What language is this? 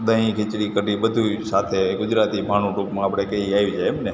Gujarati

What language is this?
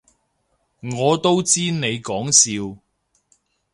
Cantonese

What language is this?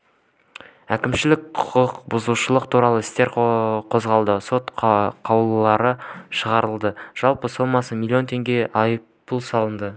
Kazakh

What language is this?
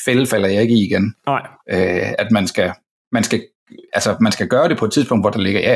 Danish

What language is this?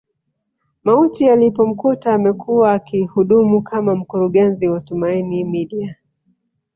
Swahili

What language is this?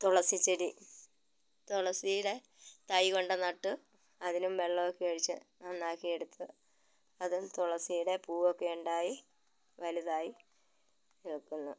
Malayalam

